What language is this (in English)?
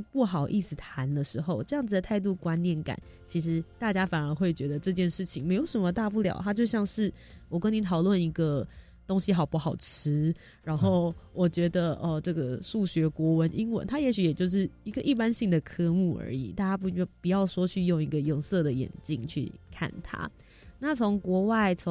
Chinese